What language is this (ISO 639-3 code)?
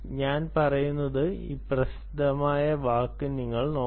mal